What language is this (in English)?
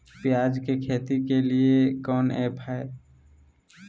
Magahi